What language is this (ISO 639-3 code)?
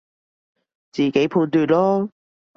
yue